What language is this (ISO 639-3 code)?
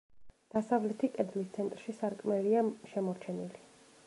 kat